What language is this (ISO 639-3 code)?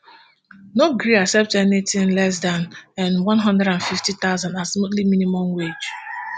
pcm